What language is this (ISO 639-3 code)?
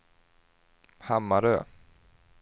swe